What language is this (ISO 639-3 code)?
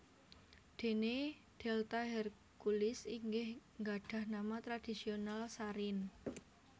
jav